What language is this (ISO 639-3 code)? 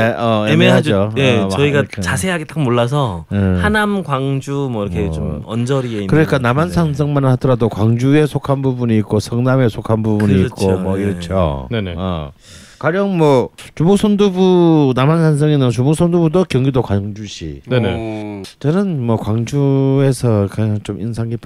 kor